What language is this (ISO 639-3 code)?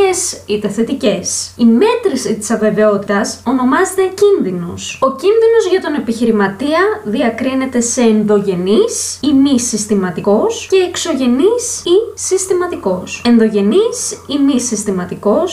ell